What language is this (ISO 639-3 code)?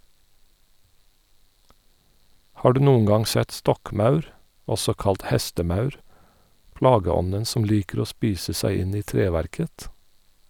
nor